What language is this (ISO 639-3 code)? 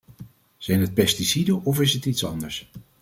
nld